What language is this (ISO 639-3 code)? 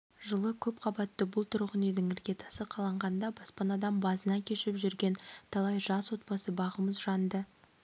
kaz